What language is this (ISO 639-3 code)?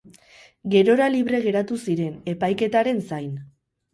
eus